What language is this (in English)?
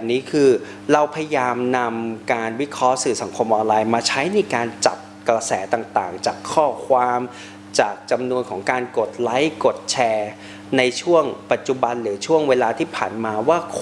Thai